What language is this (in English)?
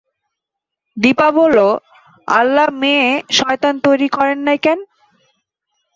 Bangla